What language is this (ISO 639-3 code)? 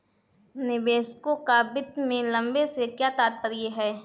hin